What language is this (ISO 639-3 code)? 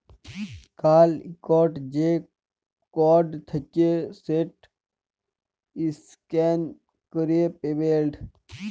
ben